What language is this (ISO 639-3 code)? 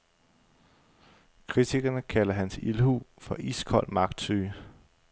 dan